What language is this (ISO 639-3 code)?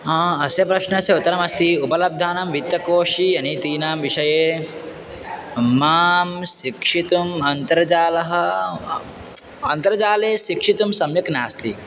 san